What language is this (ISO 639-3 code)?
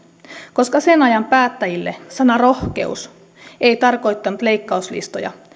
fin